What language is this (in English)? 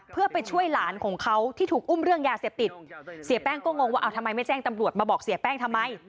Thai